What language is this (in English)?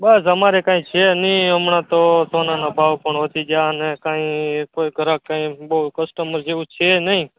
Gujarati